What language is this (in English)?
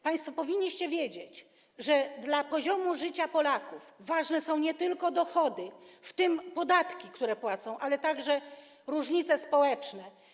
Polish